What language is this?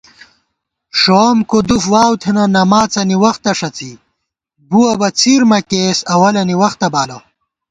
Gawar-Bati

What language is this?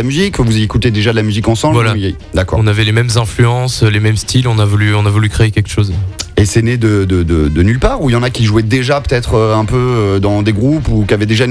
French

